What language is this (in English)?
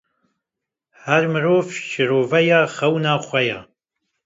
Kurdish